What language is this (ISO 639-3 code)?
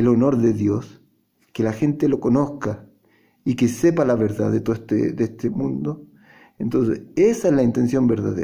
spa